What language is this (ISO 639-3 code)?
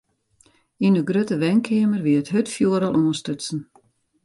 fry